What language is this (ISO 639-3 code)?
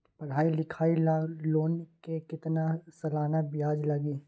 mag